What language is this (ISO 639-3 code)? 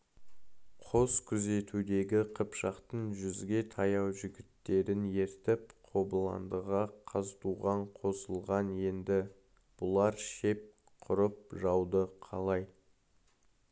kaz